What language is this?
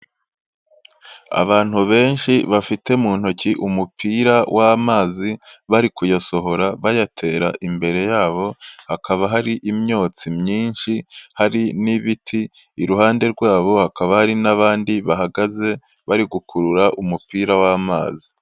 Kinyarwanda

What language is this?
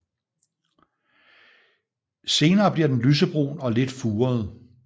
Danish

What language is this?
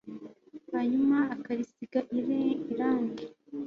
Kinyarwanda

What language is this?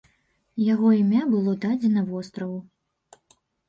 Belarusian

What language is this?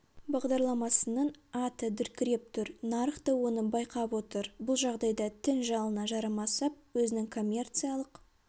Kazakh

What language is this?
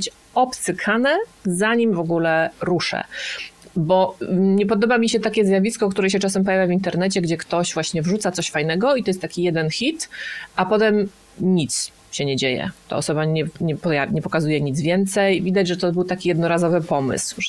Polish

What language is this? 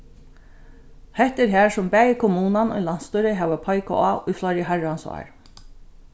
Faroese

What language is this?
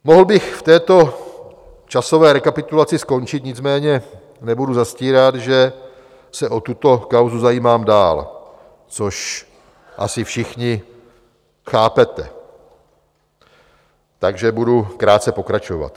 Czech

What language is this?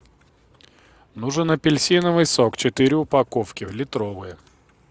Russian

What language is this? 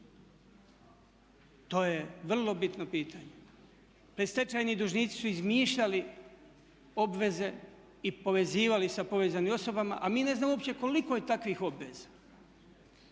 Croatian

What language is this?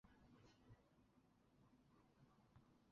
Chinese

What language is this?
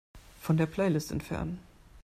German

